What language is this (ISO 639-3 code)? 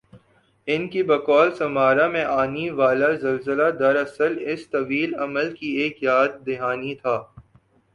urd